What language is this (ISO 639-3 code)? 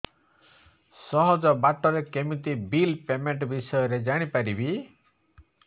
ori